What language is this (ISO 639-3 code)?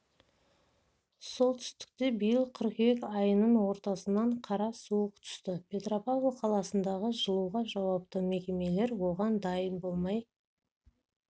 kaz